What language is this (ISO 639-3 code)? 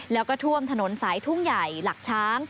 tha